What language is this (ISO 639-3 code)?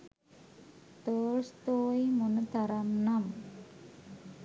sin